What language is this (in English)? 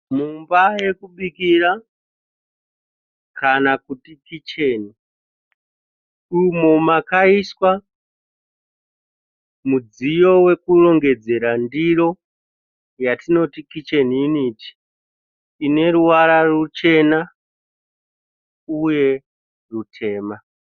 Shona